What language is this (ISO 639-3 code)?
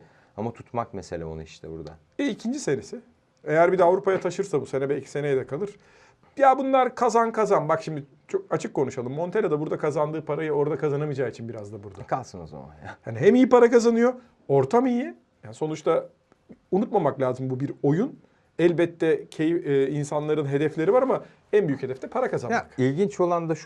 tur